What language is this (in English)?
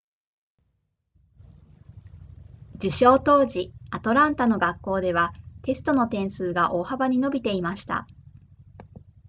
Japanese